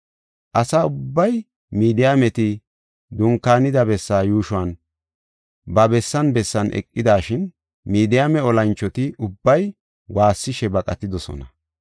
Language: Gofa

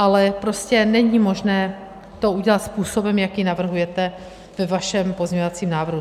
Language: Czech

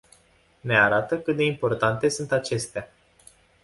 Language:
Romanian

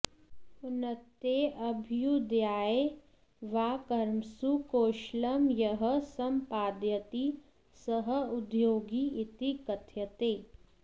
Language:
Sanskrit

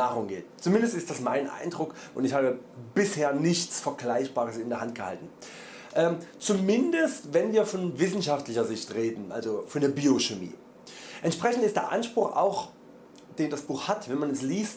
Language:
German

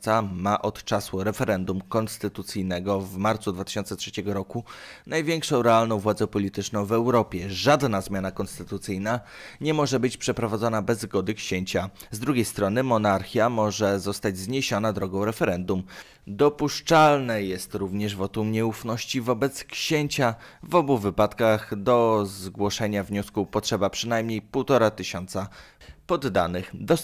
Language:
Polish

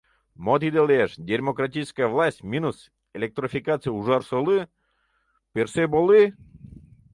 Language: Mari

